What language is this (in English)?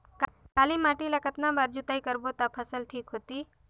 Chhattisgarhi